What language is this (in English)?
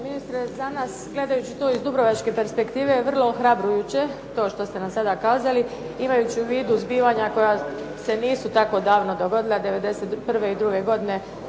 Croatian